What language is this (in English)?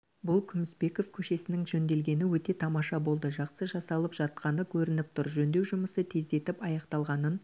Kazakh